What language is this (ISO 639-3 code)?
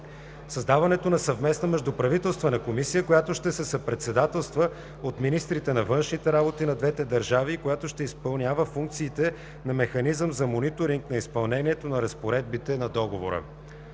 bul